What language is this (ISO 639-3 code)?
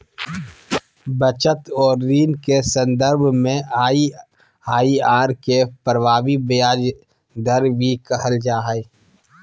mag